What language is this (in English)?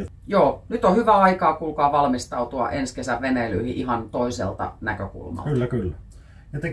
Finnish